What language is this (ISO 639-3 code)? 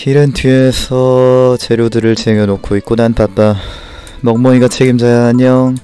kor